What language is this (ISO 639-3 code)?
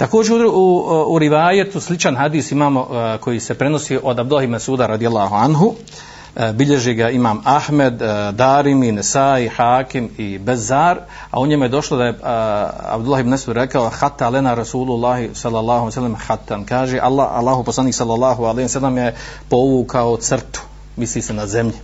hrv